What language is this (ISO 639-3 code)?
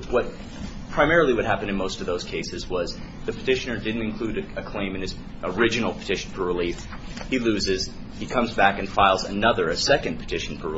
eng